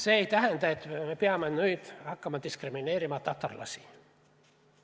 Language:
Estonian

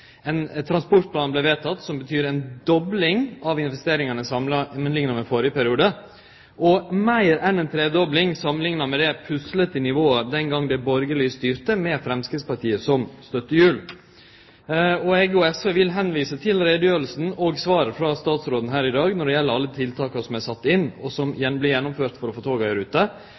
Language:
Norwegian Nynorsk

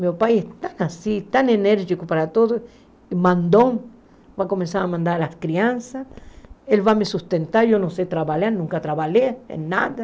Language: Portuguese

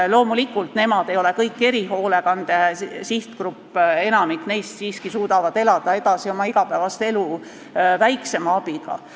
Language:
Estonian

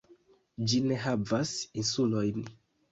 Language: Esperanto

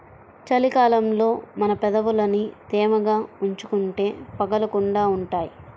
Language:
Telugu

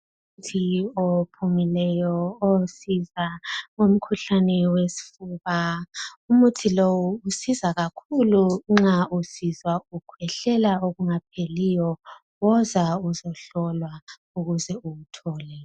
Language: North Ndebele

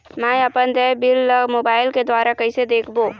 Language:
Chhattisgarhi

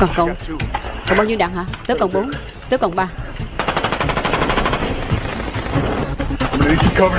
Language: Vietnamese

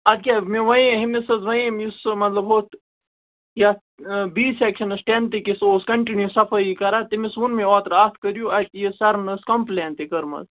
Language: Kashmiri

